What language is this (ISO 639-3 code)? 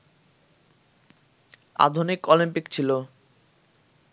ben